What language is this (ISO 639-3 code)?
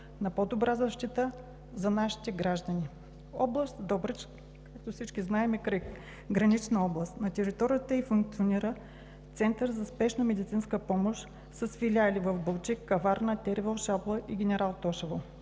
bul